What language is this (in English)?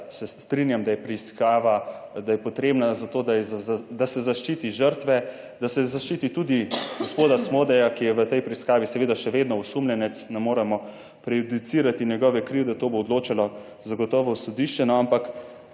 Slovenian